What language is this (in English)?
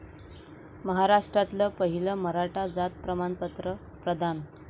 Marathi